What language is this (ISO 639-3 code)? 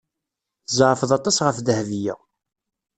kab